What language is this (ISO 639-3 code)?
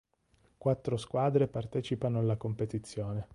ita